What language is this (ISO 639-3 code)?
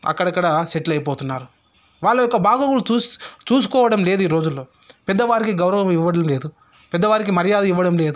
tel